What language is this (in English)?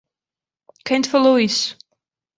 Portuguese